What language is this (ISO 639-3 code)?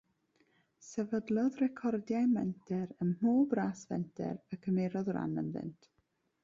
cym